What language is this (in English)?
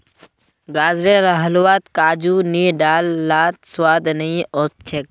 Magahi